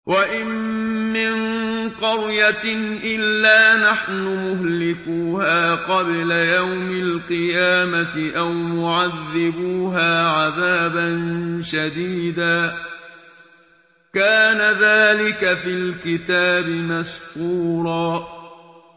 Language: Arabic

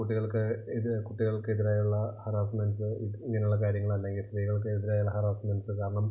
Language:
Malayalam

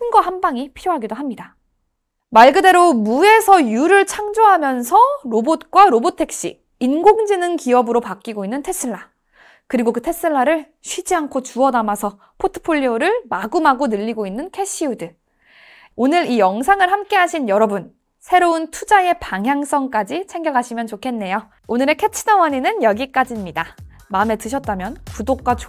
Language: Korean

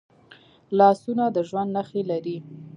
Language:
Pashto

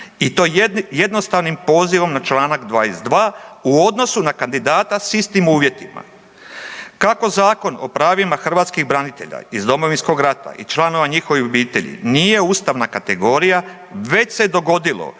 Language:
Croatian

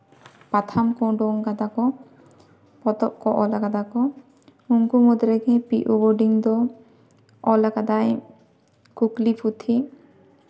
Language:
Santali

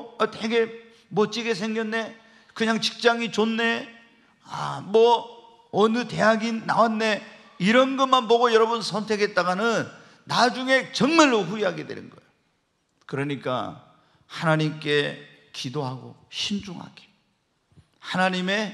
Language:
Korean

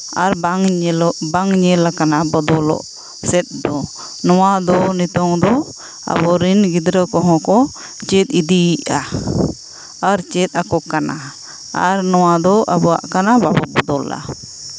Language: Santali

